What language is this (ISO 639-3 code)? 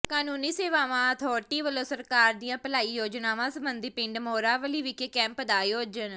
pan